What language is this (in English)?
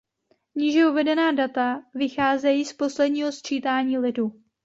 Czech